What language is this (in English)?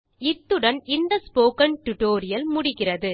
Tamil